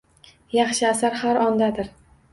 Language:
Uzbek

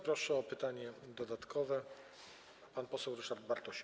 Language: Polish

